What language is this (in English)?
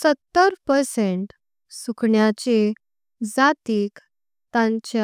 Konkani